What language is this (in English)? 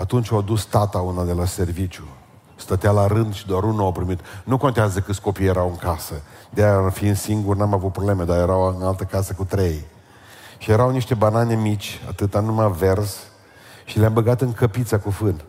Romanian